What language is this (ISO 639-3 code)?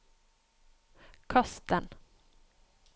nor